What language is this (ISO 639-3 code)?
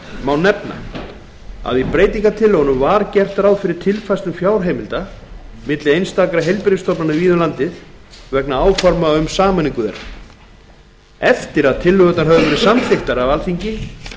isl